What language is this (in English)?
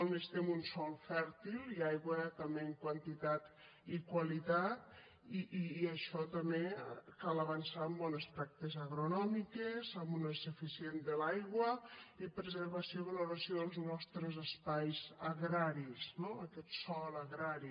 Catalan